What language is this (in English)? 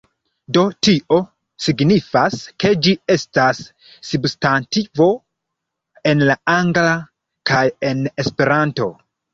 Esperanto